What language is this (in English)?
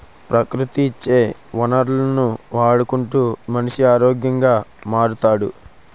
Telugu